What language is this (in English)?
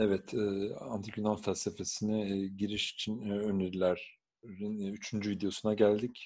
Turkish